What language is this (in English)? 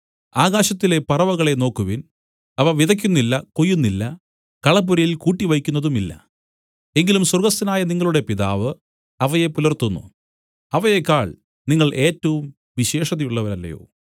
Malayalam